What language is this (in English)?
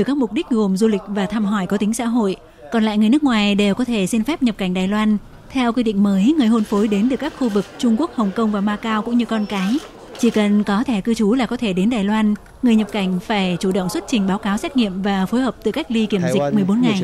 Vietnamese